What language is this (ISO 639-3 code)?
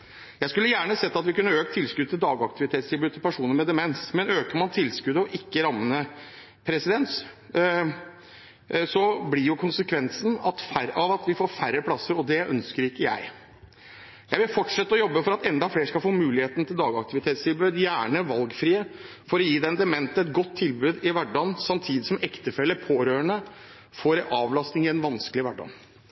nob